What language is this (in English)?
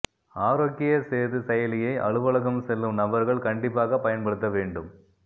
Tamil